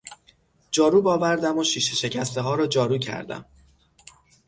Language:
Persian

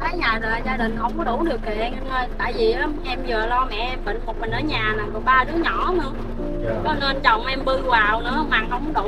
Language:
Vietnamese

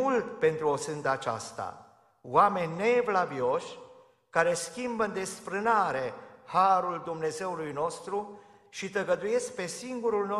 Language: Romanian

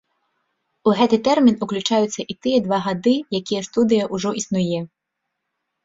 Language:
Belarusian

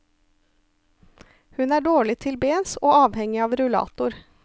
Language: Norwegian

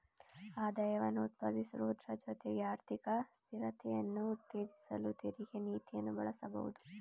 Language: Kannada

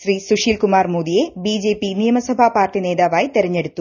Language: Malayalam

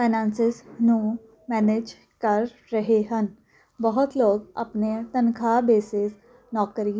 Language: Punjabi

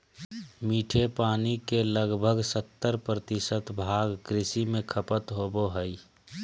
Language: Magahi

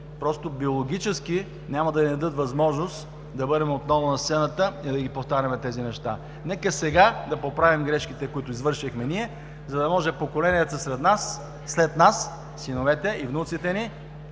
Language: Bulgarian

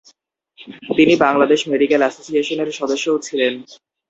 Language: Bangla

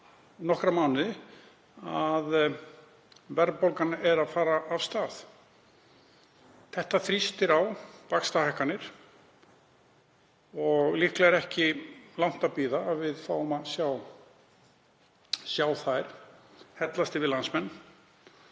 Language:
Icelandic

